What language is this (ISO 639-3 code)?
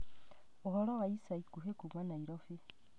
kik